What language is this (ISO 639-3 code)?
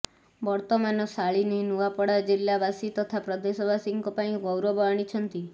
ori